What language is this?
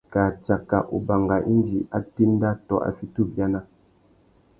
Tuki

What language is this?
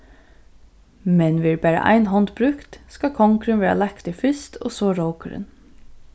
Faroese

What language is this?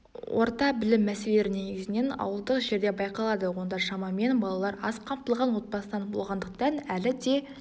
Kazakh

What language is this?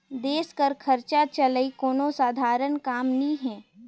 Chhattisgarhi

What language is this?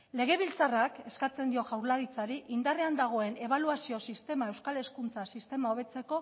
Basque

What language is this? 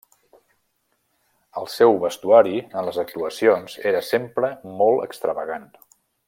Catalan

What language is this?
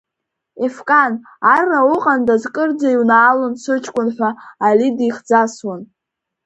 Abkhazian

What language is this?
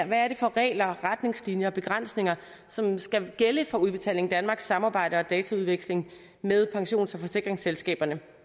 Danish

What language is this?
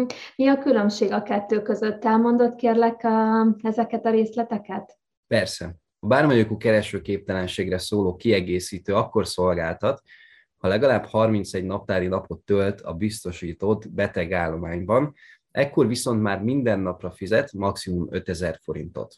Hungarian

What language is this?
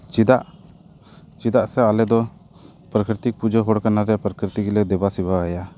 Santali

